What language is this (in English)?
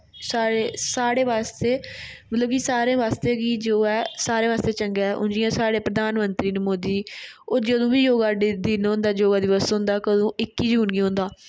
Dogri